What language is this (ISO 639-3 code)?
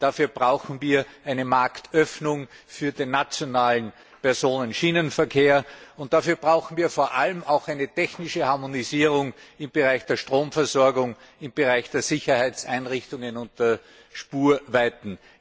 deu